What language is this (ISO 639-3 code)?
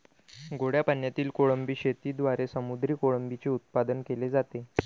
mar